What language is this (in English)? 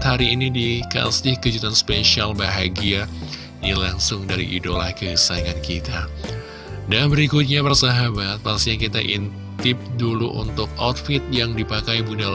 Indonesian